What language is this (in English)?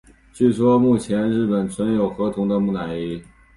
Chinese